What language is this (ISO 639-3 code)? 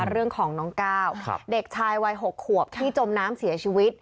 tha